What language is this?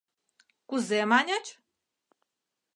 Mari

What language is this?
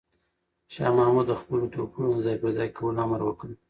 Pashto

